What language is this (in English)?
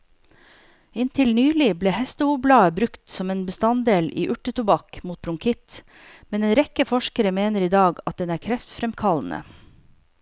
Norwegian